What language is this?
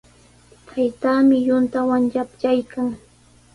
Sihuas Ancash Quechua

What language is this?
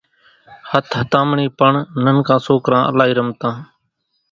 Kachi Koli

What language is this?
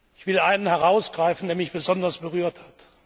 German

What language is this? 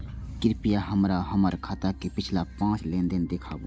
Maithili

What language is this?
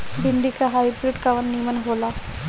Bhojpuri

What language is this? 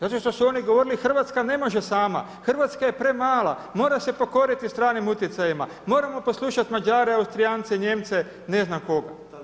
Croatian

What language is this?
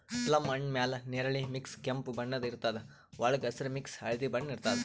Kannada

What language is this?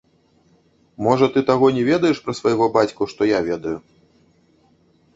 Belarusian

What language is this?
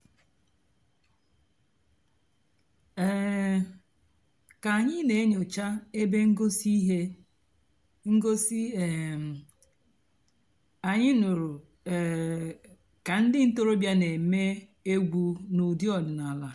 Igbo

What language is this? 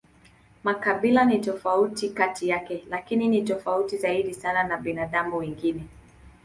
Swahili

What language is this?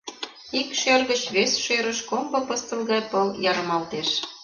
Mari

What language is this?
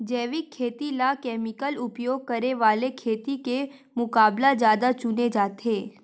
Chhattisgarhi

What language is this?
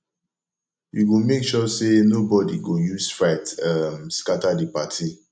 Nigerian Pidgin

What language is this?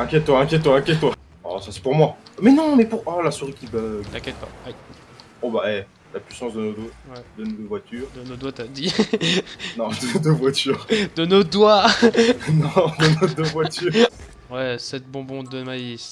French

